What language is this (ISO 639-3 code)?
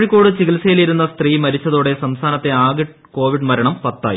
mal